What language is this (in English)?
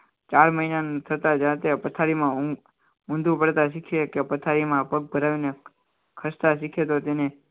Gujarati